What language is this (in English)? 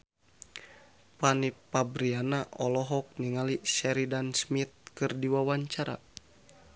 Sundanese